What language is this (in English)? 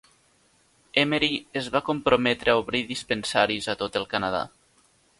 Catalan